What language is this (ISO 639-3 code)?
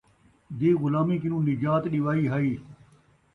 skr